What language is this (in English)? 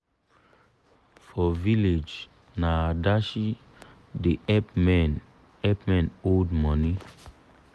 Nigerian Pidgin